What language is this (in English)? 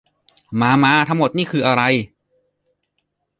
Thai